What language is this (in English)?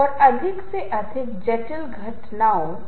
Hindi